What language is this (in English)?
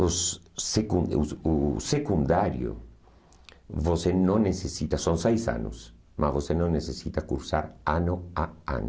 Portuguese